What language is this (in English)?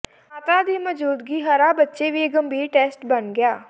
Punjabi